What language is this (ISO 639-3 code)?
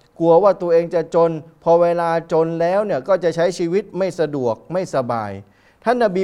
tha